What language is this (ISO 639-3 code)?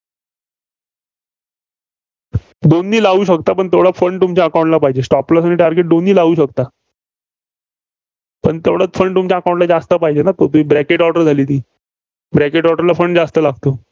mar